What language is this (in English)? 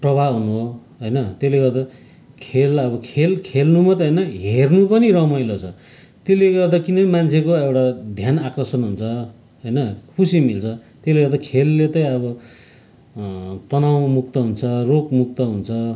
Nepali